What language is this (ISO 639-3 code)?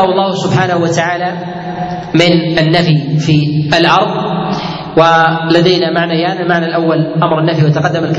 ara